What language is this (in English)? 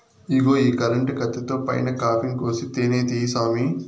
Telugu